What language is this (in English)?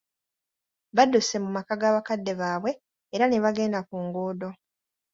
Ganda